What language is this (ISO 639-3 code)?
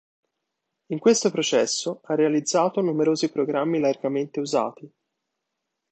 ita